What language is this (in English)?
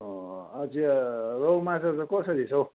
Nepali